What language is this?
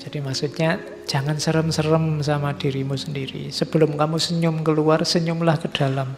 Indonesian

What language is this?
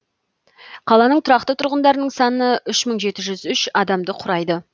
Kazakh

